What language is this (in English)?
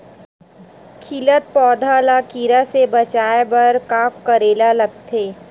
Chhattisgarhi